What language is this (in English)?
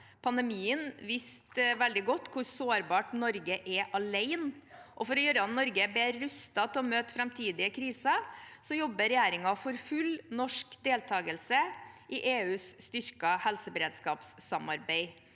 Norwegian